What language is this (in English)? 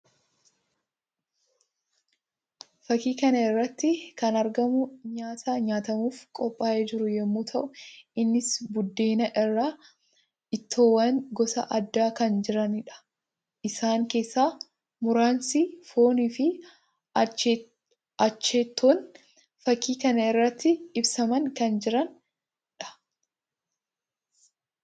Oromo